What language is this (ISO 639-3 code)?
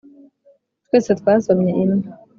kin